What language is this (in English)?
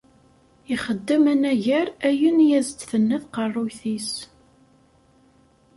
Kabyle